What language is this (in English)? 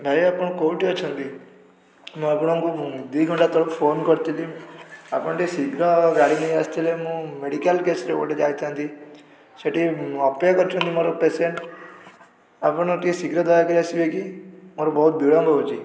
Odia